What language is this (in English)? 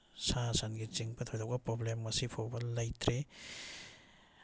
Manipuri